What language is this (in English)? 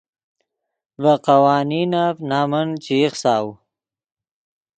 Yidgha